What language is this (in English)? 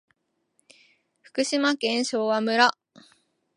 Japanese